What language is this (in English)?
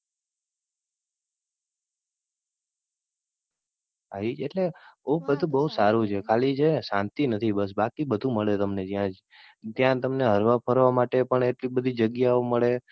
Gujarati